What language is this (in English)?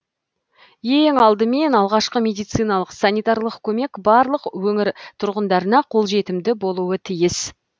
Kazakh